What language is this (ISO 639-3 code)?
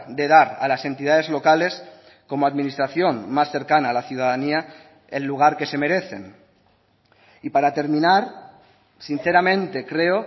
spa